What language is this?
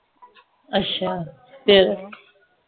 Punjabi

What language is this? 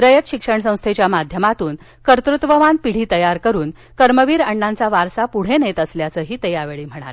Marathi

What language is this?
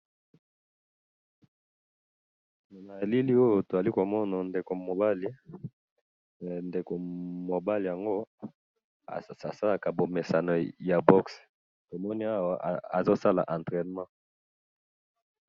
Lingala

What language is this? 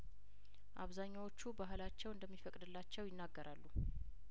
Amharic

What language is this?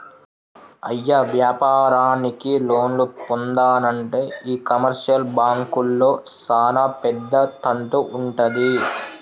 Telugu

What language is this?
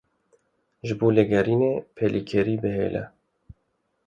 Kurdish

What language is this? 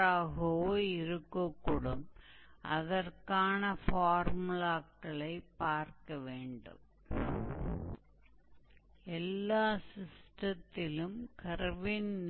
Hindi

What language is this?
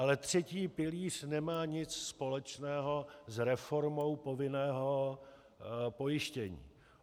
Czech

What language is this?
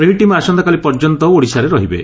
Odia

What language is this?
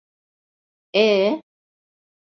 Turkish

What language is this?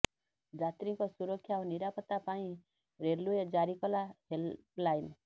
Odia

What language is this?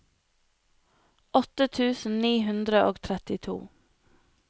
Norwegian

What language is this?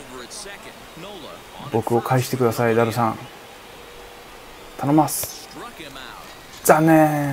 Japanese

